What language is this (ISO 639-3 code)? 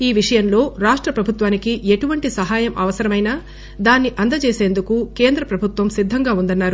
tel